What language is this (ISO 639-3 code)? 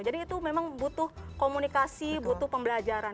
ind